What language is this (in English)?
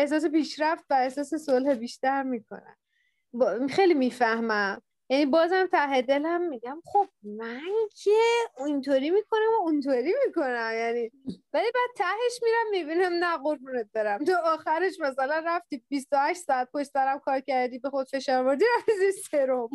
Persian